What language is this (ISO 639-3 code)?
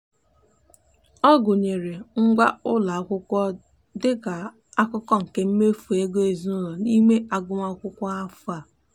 ibo